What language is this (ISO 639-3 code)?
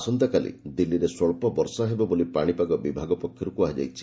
ori